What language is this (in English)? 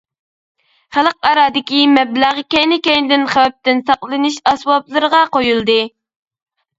Uyghur